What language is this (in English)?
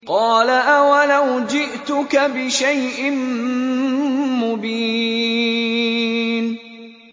Arabic